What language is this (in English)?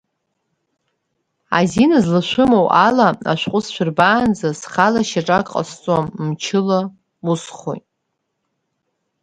Abkhazian